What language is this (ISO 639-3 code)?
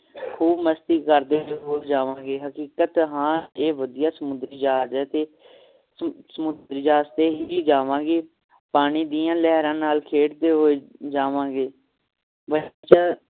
pan